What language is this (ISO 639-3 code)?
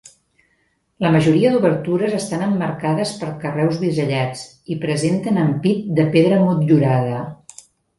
cat